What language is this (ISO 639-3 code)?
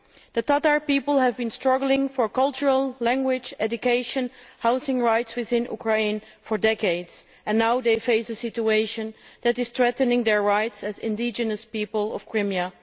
eng